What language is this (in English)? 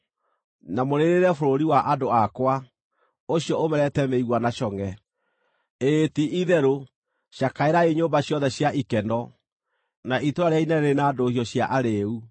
Kikuyu